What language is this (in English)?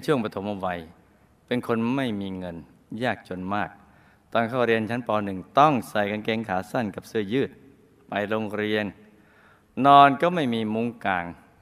Thai